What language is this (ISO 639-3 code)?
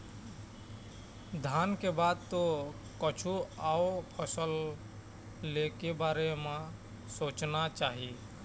hne